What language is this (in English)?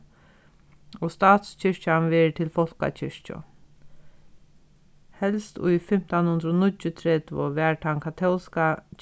Faroese